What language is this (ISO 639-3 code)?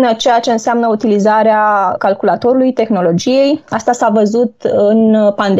ron